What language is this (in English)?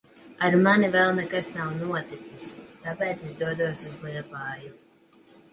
Latvian